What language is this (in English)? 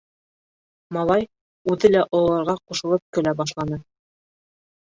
Bashkir